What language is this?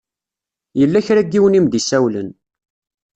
Kabyle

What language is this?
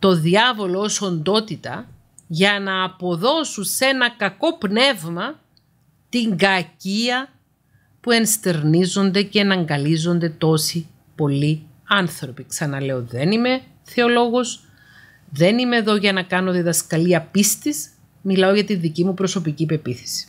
Greek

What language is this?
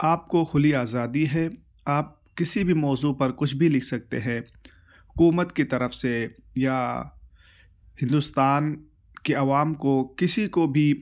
Urdu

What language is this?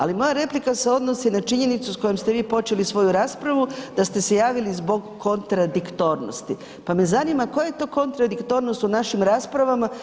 Croatian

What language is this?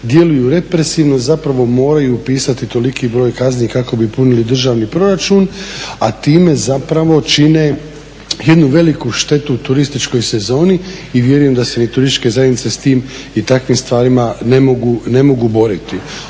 Croatian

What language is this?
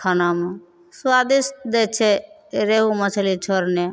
Maithili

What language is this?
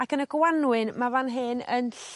Welsh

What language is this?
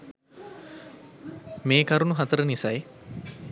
Sinhala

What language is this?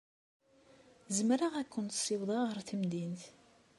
Kabyle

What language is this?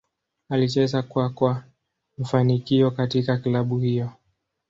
Swahili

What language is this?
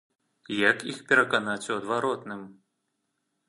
Belarusian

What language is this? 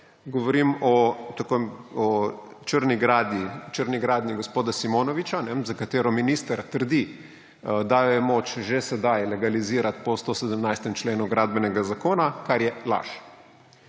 Slovenian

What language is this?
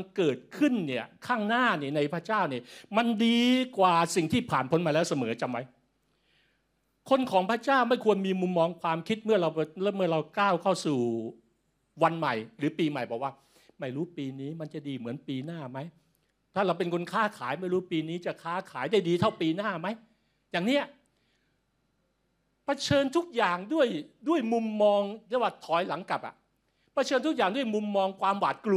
Thai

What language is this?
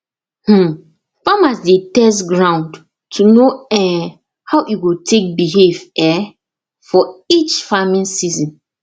Nigerian Pidgin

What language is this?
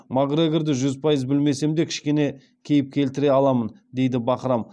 Kazakh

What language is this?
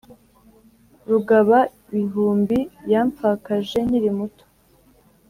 Kinyarwanda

